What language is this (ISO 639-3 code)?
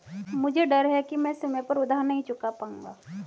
hin